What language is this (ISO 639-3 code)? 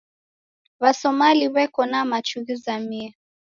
dav